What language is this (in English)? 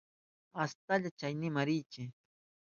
Southern Pastaza Quechua